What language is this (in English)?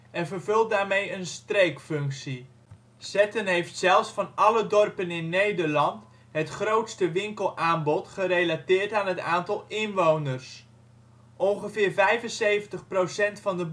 Dutch